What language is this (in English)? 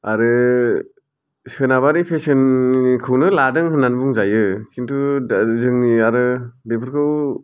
Bodo